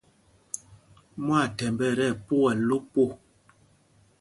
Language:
Mpumpong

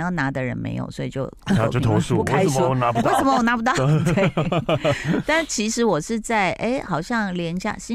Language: Chinese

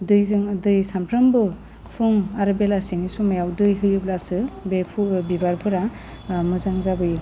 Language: Bodo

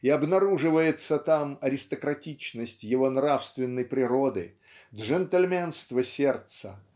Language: Russian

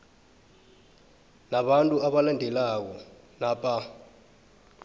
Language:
South Ndebele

